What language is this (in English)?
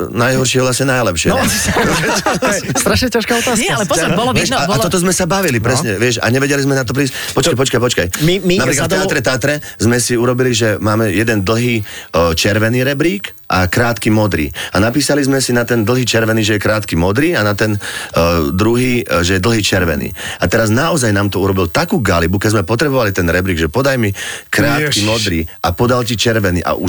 Slovak